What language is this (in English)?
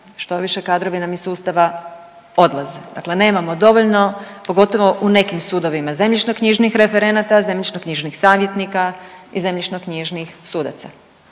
Croatian